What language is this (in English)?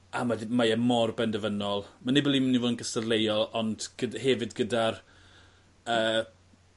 Welsh